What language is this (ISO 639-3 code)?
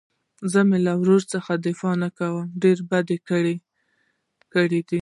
pus